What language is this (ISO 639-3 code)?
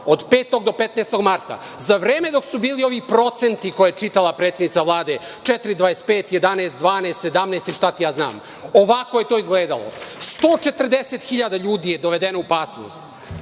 srp